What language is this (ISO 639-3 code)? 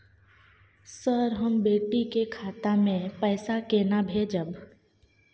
mai